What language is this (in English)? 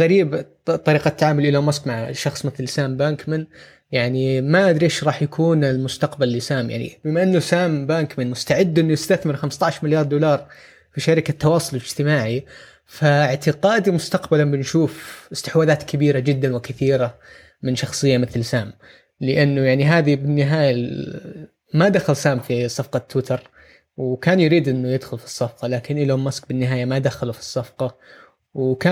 Arabic